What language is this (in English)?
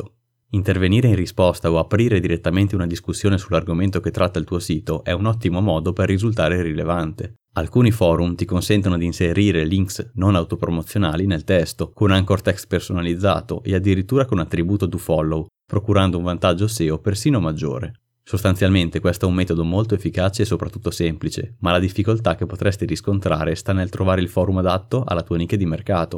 Italian